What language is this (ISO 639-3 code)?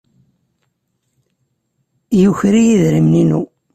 kab